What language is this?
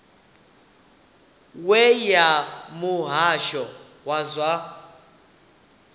Venda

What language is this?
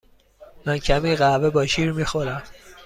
Persian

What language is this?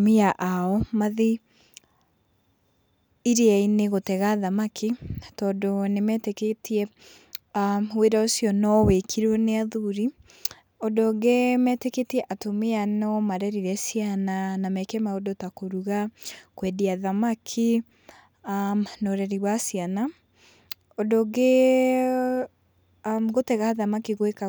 Kikuyu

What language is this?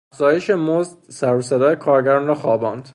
Persian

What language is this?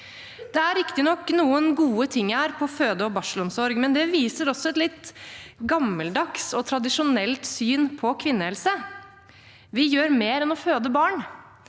Norwegian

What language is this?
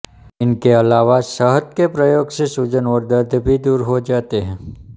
Hindi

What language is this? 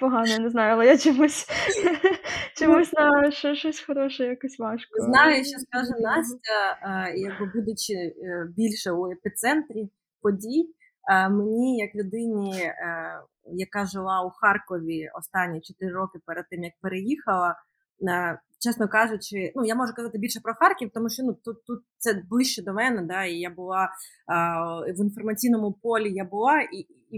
Ukrainian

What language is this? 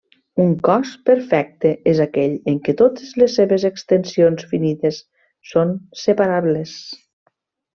Catalan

